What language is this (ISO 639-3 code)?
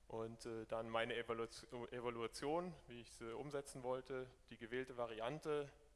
deu